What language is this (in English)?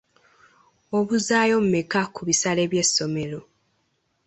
Ganda